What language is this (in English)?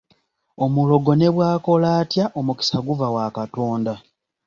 Ganda